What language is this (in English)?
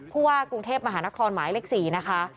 Thai